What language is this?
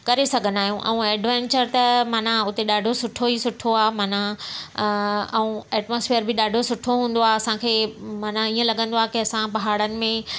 Sindhi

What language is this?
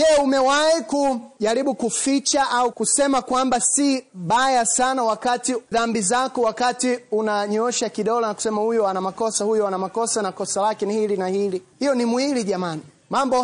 Swahili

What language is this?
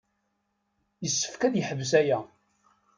Kabyle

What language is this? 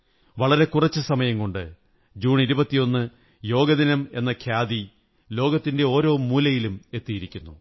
Malayalam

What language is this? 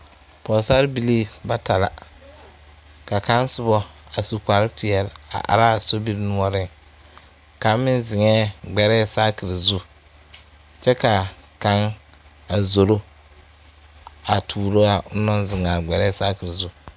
Southern Dagaare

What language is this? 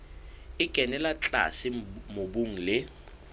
Southern Sotho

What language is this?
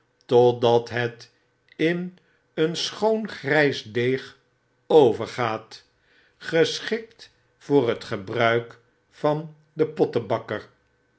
Dutch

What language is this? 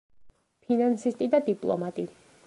Georgian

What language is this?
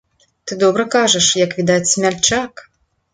Belarusian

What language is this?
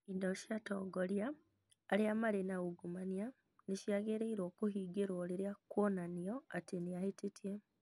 Kikuyu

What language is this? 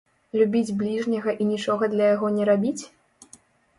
Belarusian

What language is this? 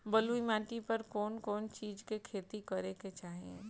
Bhojpuri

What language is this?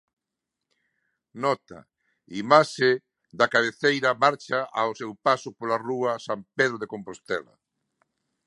Galician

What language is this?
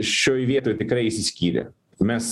Lithuanian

